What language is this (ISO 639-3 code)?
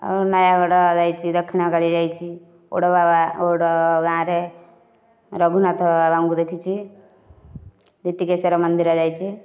ori